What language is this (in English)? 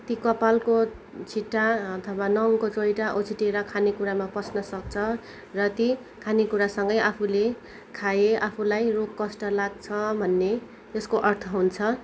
Nepali